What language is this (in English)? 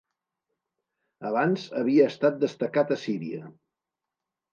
Catalan